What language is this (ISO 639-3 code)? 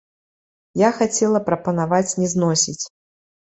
bel